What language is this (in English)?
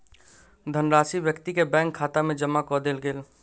Maithili